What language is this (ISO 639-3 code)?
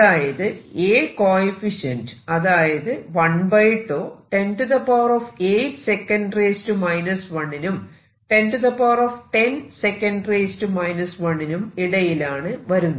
mal